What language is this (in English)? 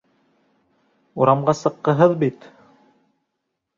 Bashkir